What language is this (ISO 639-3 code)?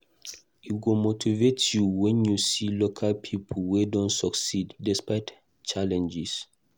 pcm